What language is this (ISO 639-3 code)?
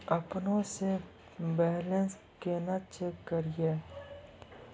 mai